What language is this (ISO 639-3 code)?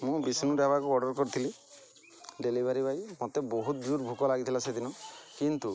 ori